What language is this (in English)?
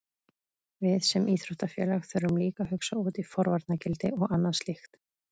Icelandic